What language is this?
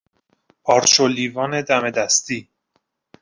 Persian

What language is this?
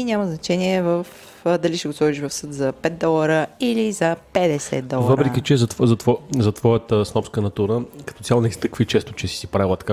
Bulgarian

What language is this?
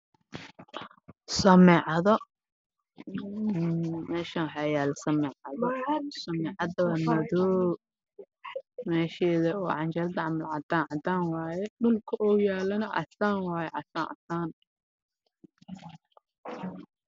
Somali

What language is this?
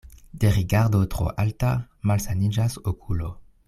Esperanto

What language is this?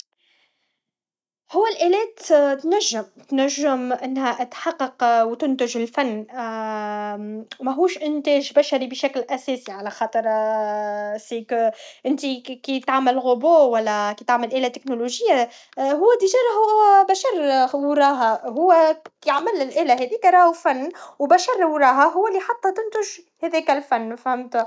Tunisian Arabic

